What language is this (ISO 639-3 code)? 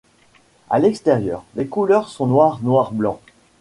fra